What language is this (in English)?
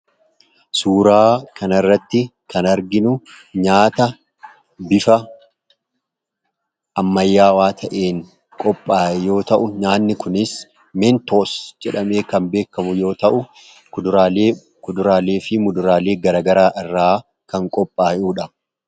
Oromo